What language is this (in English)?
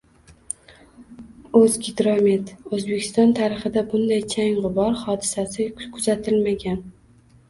Uzbek